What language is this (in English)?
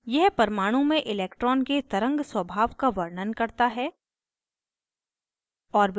Hindi